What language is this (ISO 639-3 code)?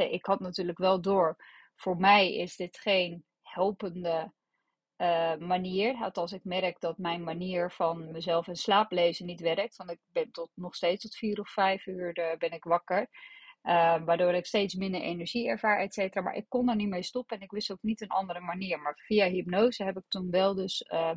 nld